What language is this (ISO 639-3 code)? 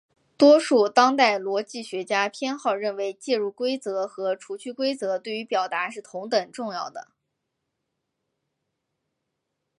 zho